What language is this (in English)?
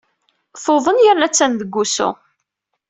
Kabyle